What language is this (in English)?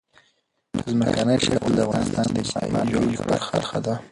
Pashto